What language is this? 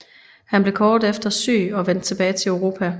Danish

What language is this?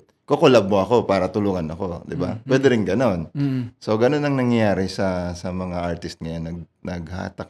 Filipino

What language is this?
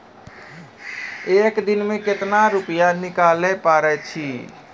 Maithili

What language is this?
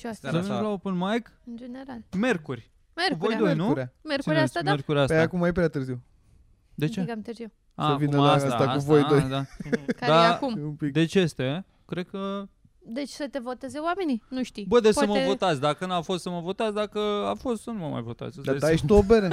Romanian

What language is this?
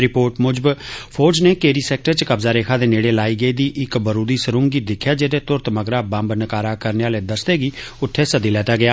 Dogri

